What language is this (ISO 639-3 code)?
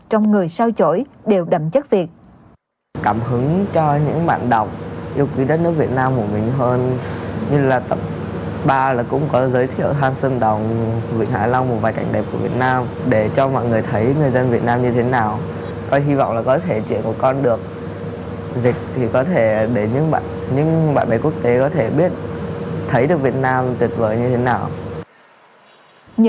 vie